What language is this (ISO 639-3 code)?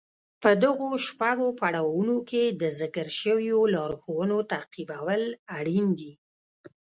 pus